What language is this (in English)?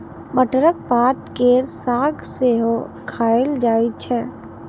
Maithili